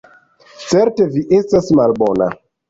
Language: Esperanto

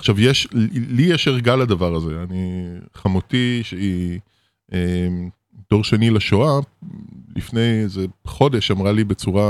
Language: Hebrew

